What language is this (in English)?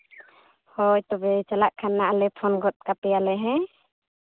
Santali